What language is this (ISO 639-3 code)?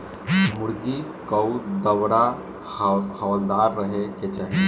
bho